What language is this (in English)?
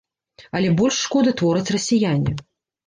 Belarusian